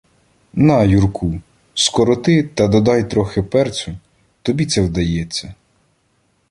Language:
Ukrainian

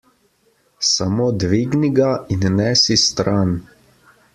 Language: Slovenian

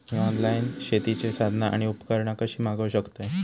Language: Marathi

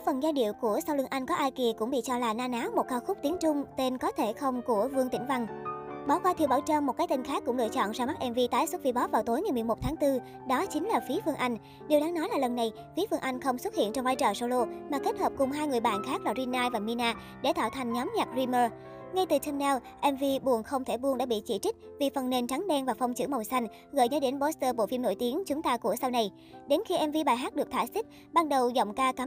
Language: Vietnamese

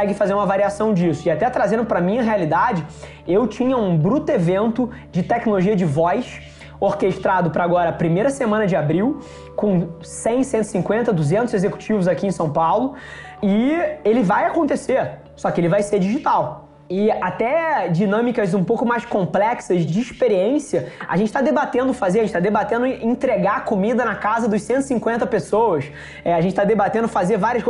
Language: Portuguese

